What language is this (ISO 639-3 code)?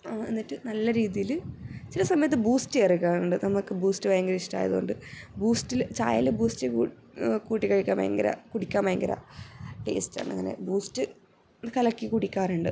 mal